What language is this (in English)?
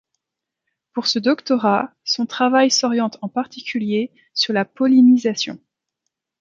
French